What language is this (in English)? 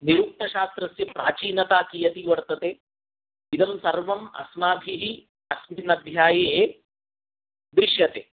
Sanskrit